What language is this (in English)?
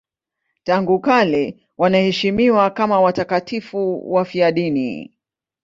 Swahili